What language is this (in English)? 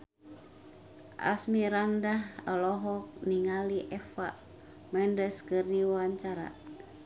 Sundanese